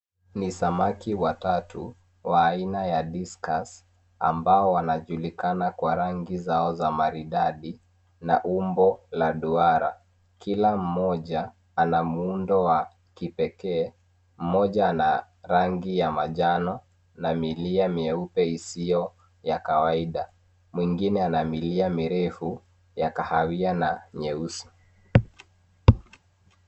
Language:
Swahili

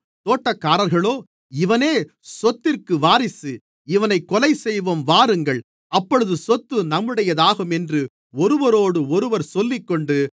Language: Tamil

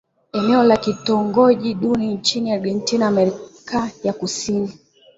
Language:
Swahili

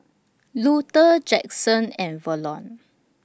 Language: English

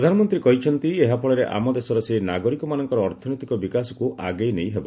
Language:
Odia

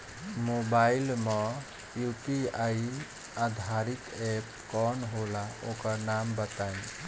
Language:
Bhojpuri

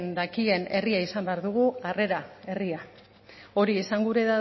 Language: Basque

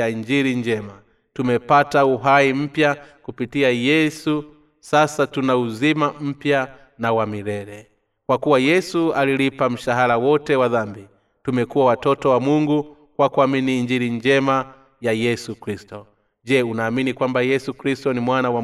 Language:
Swahili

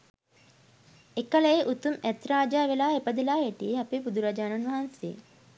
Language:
Sinhala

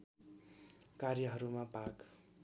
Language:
Nepali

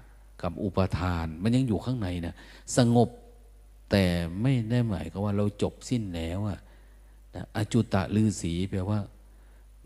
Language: Thai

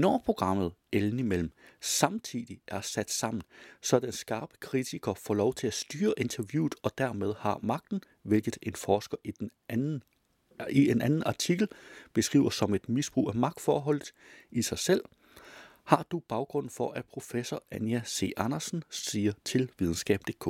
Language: Danish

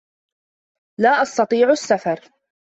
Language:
Arabic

